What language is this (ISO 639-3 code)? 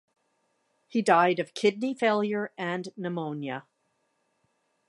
eng